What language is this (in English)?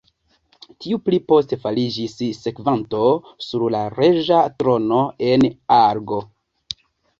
Esperanto